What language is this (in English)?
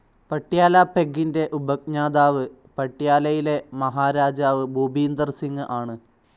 Malayalam